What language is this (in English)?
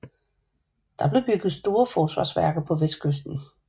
Danish